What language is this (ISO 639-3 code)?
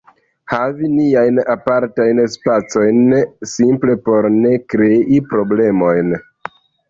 epo